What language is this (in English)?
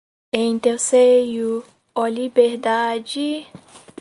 Portuguese